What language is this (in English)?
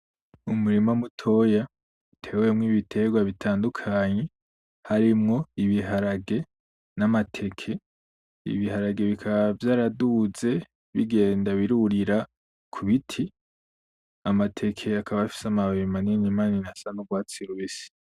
Rundi